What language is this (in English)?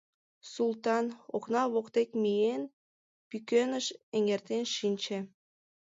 Mari